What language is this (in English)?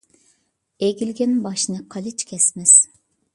Uyghur